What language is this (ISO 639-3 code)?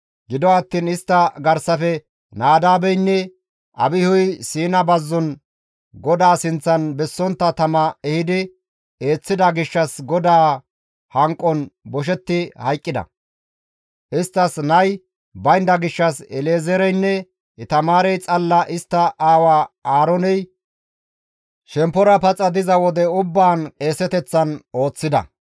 gmv